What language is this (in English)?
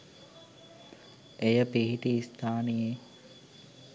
Sinhala